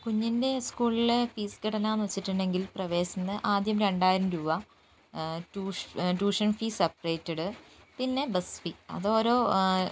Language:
Malayalam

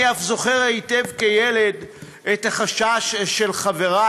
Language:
Hebrew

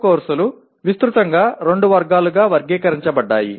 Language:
Telugu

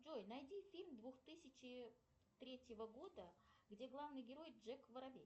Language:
Russian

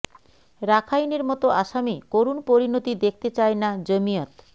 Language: Bangla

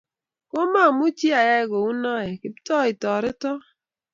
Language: Kalenjin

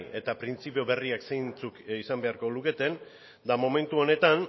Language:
Basque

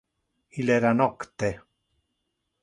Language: Interlingua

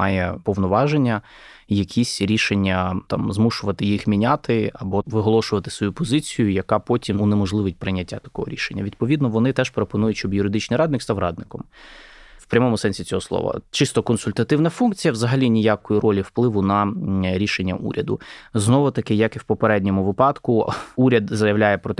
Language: Ukrainian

